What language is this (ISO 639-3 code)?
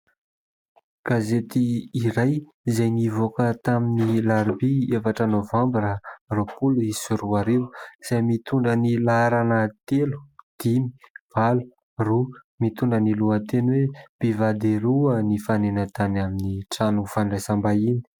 mlg